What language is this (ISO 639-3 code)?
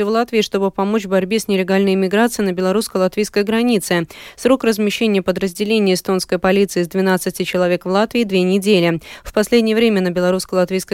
rus